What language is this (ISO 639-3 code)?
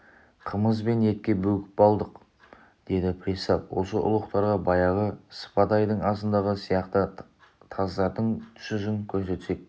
kaz